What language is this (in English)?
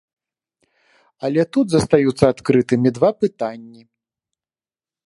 Belarusian